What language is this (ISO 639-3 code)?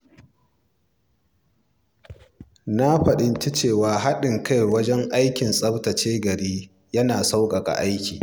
hau